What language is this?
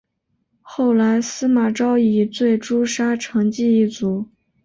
Chinese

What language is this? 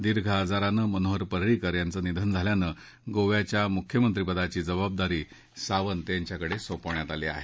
Marathi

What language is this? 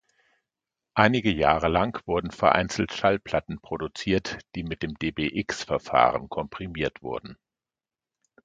German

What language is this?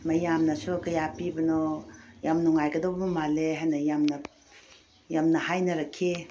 Manipuri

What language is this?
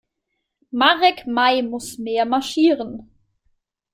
German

